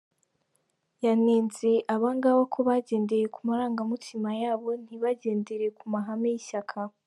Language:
Kinyarwanda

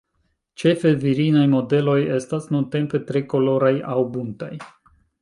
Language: Esperanto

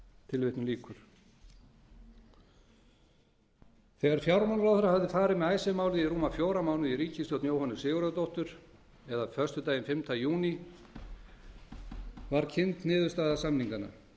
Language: Icelandic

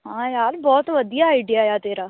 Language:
Punjabi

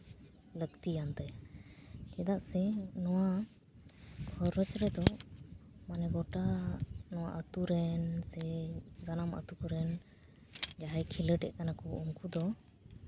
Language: Santali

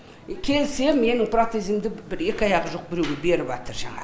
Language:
Kazakh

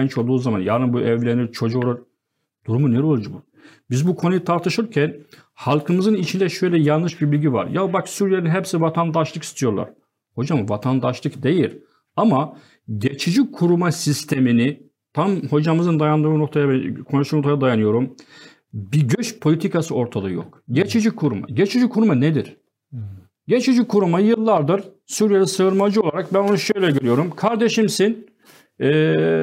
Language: Turkish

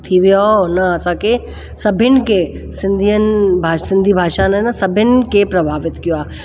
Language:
Sindhi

